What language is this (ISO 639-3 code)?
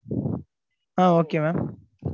tam